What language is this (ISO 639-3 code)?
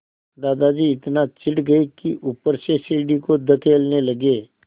hin